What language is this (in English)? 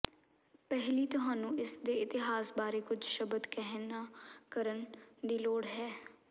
Punjabi